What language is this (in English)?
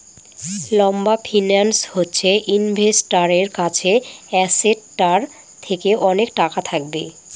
Bangla